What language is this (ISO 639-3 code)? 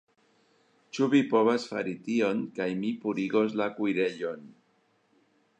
epo